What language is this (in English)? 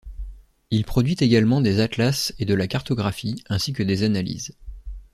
French